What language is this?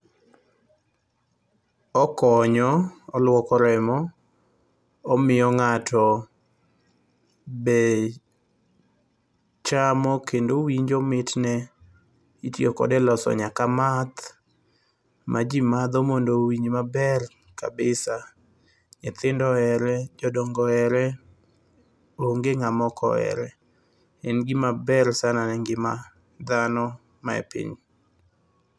Luo (Kenya and Tanzania)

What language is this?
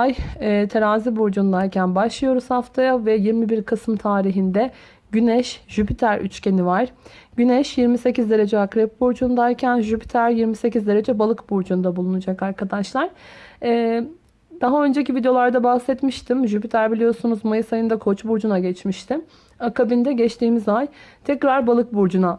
Turkish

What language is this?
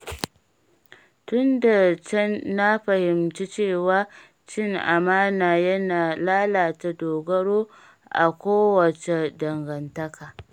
Hausa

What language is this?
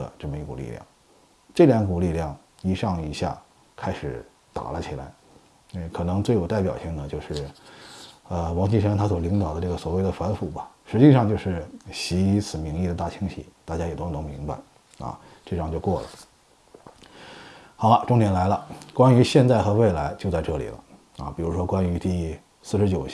Chinese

